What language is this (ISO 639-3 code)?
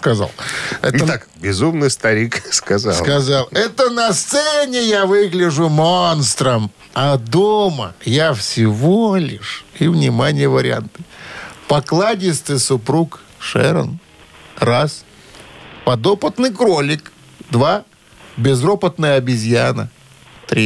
rus